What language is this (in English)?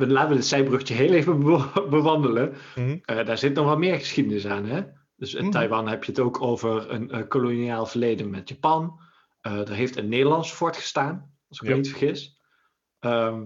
Dutch